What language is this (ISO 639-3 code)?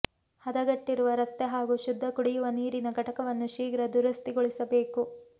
kan